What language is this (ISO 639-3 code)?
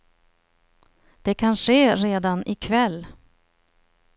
swe